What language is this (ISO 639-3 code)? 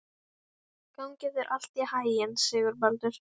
isl